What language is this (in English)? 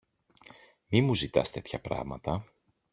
Greek